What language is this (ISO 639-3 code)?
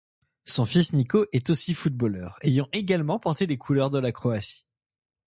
fra